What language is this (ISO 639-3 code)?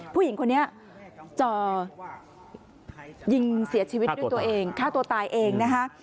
tha